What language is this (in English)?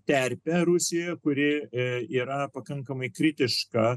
Lithuanian